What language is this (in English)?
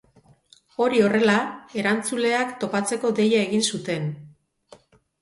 Basque